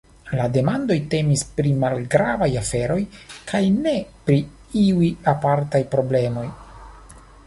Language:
Esperanto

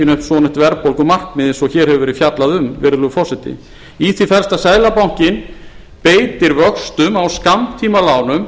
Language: Icelandic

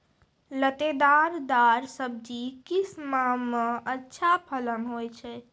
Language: Maithili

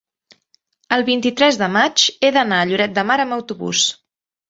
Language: Catalan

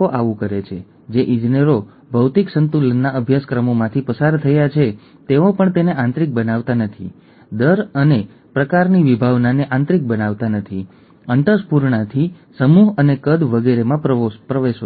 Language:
Gujarati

